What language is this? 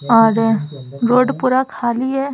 Hindi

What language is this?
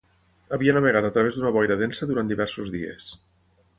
Catalan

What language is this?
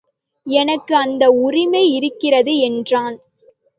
Tamil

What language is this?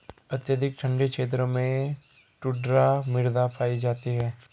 Hindi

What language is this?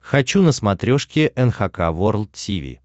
Russian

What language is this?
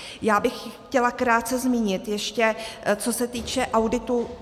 Czech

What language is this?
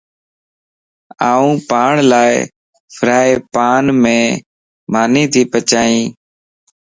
Lasi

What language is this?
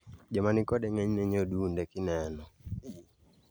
Luo (Kenya and Tanzania)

